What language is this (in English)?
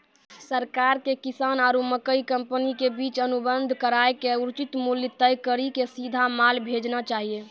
Maithili